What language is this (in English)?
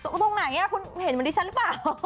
Thai